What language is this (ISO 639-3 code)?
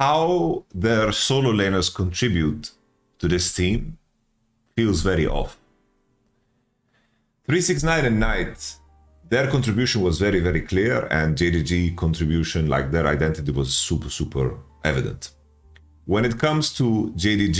eng